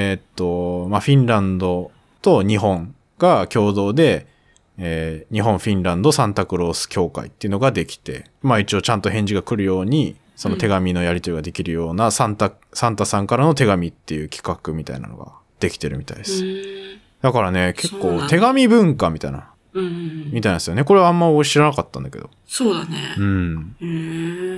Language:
Japanese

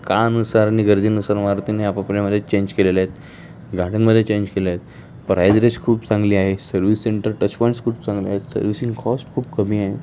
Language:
Marathi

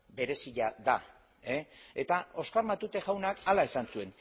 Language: Basque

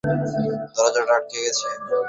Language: Bangla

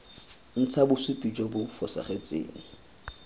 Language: Tswana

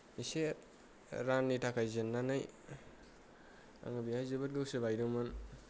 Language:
Bodo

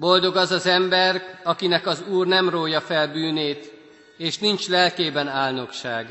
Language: Hungarian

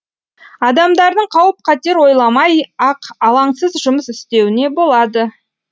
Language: Kazakh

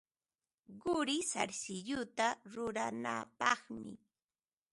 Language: Ambo-Pasco Quechua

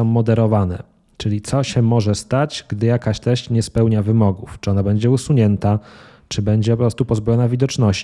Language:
Polish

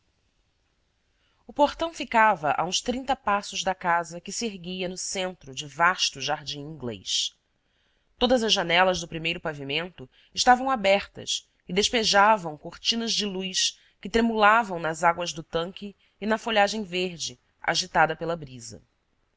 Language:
Portuguese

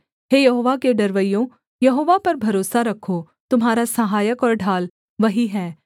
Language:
Hindi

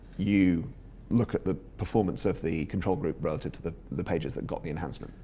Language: English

